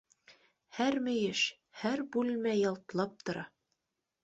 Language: Bashkir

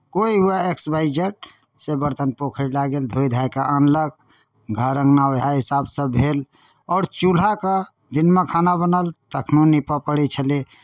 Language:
Maithili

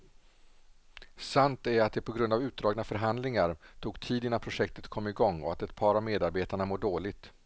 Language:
Swedish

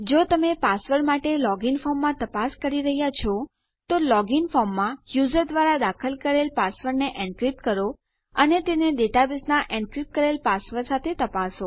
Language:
Gujarati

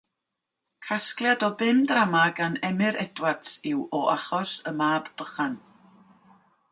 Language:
Welsh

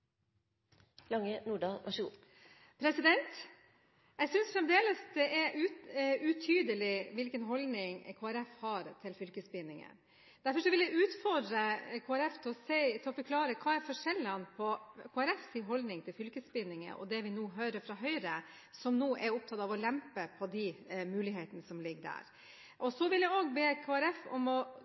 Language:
Norwegian Bokmål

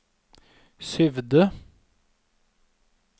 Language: Norwegian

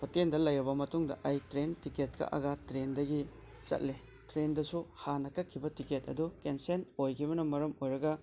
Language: Manipuri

